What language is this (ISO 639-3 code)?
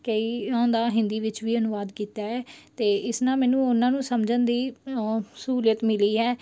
pan